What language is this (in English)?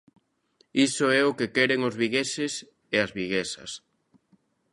Galician